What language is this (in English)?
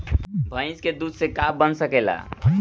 Bhojpuri